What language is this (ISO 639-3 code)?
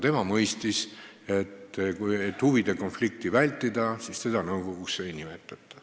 est